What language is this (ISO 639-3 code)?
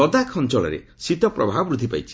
ori